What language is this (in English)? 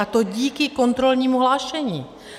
Czech